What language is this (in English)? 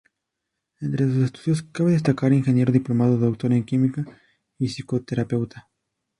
Spanish